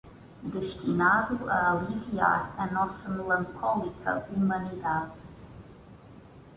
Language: Portuguese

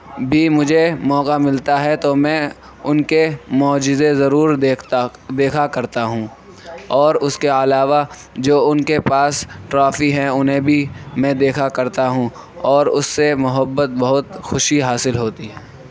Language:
Urdu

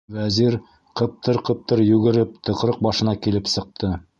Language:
Bashkir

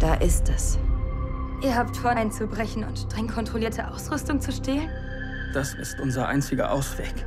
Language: German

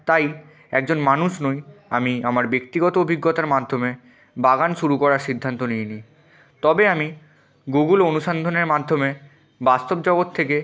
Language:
Bangla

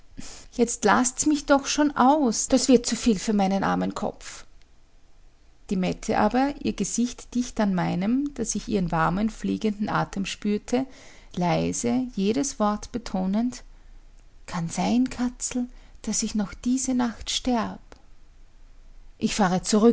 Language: German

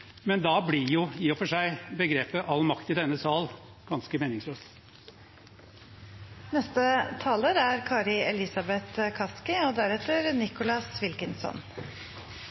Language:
Norwegian Bokmål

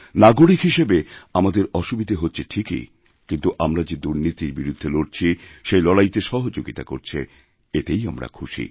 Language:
Bangla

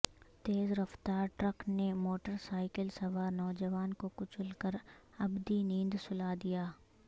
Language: Urdu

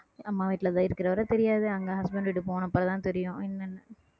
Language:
Tamil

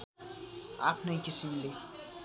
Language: Nepali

